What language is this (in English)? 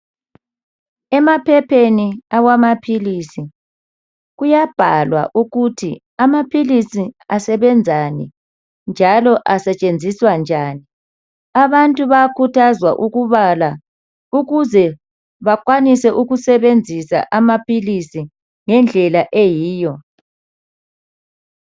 North Ndebele